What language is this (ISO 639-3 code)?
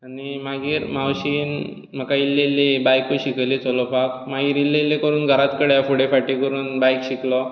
kok